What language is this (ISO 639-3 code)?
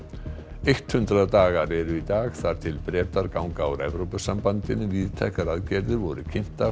isl